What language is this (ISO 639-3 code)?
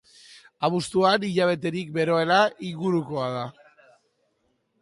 eus